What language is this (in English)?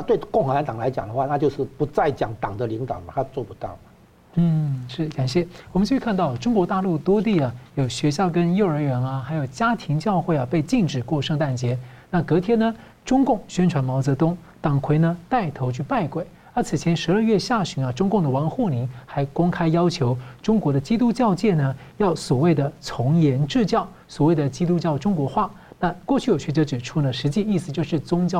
Chinese